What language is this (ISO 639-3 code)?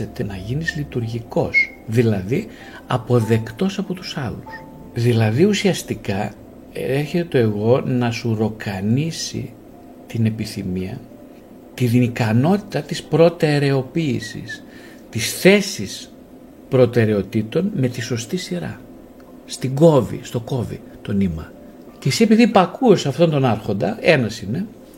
ell